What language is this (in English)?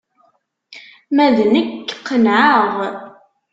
Kabyle